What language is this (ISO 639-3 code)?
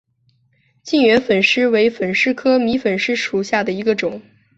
zho